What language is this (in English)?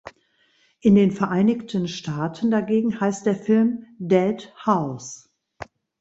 German